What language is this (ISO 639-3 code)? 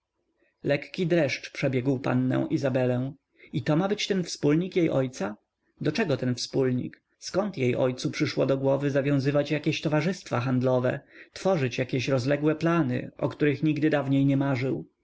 pol